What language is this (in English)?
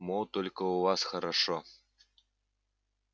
Russian